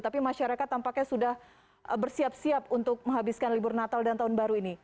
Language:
Indonesian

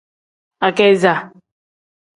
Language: Tem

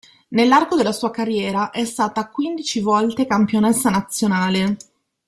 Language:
Italian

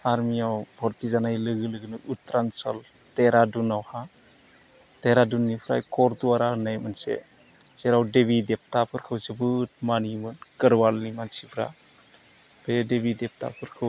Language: Bodo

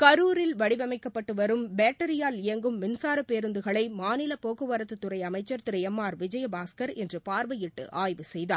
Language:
Tamil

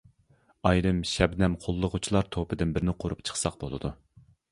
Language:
Uyghur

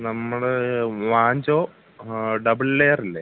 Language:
Malayalam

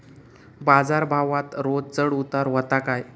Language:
Marathi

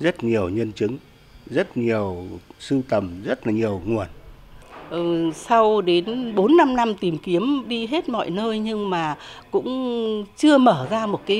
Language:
Vietnamese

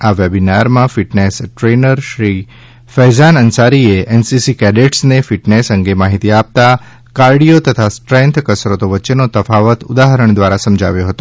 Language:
Gujarati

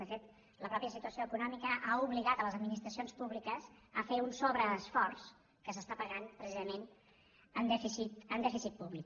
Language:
Catalan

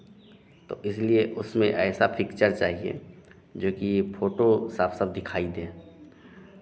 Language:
Hindi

